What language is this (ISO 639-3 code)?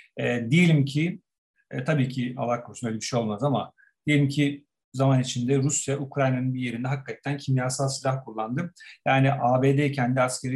tur